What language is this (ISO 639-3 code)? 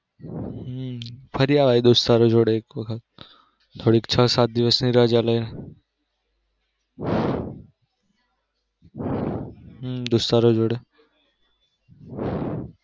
guj